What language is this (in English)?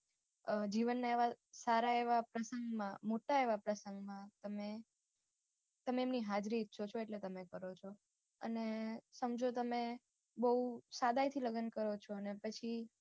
Gujarati